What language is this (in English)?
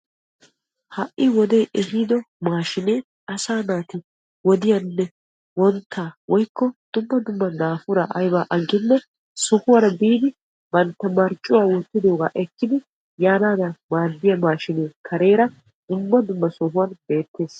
Wolaytta